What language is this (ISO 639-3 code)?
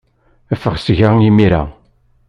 kab